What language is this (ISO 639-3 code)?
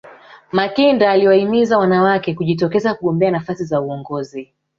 swa